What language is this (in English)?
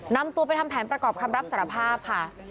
Thai